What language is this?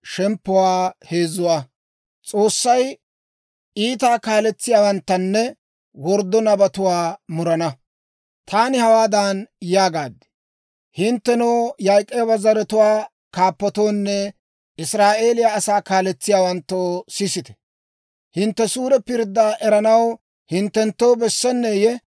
Dawro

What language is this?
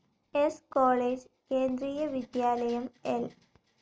Malayalam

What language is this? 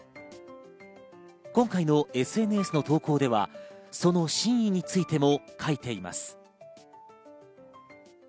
Japanese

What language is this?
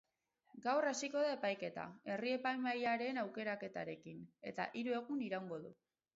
Basque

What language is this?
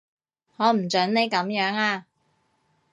Cantonese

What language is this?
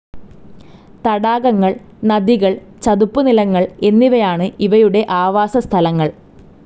Malayalam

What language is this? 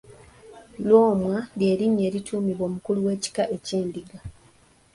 Ganda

